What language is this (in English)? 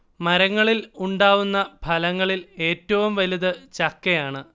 Malayalam